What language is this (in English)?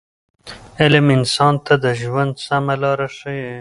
Pashto